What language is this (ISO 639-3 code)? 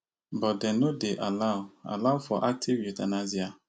pcm